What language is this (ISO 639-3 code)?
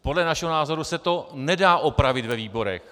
ces